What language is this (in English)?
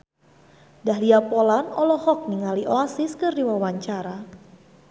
Sundanese